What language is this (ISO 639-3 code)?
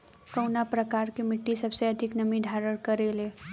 bho